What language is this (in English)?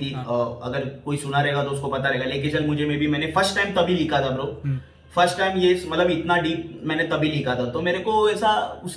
Hindi